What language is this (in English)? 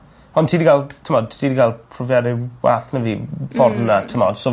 Welsh